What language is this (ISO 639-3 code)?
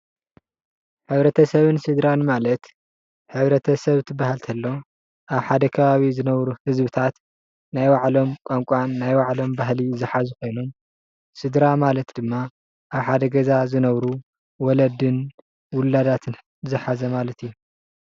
tir